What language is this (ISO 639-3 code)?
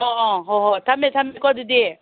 mni